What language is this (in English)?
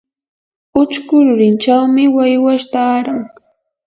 Yanahuanca Pasco Quechua